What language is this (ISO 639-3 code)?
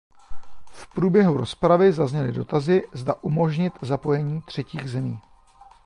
ces